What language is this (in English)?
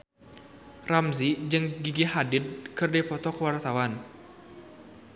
Sundanese